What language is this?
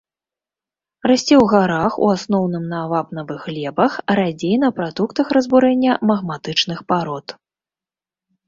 Belarusian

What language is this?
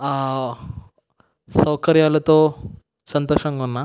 Telugu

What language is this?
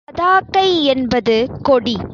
Tamil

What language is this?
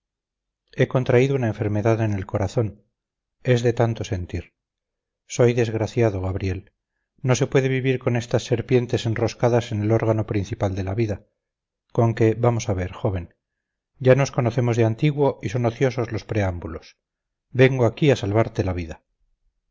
Spanish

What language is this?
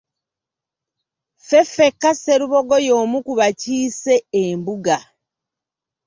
Ganda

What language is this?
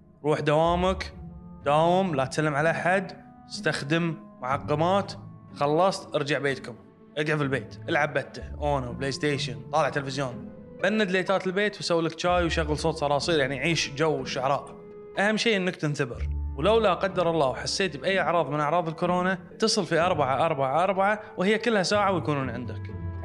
Arabic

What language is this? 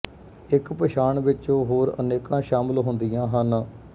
Punjabi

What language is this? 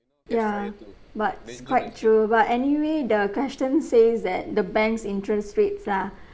English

